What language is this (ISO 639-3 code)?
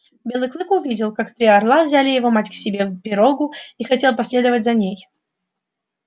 rus